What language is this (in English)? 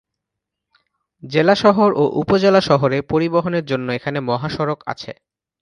Bangla